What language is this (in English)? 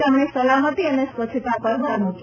Gujarati